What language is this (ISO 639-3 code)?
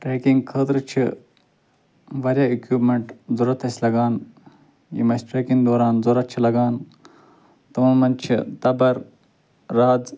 kas